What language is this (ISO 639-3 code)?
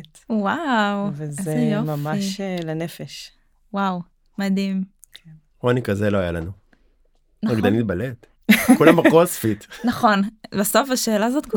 heb